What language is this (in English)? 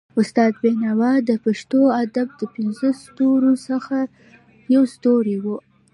Pashto